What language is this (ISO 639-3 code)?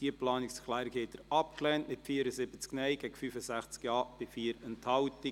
gsw